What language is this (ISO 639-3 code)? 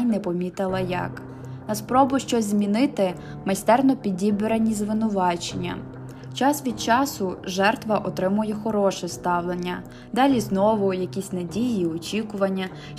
ukr